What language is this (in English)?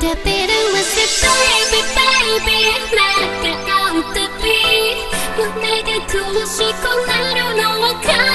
English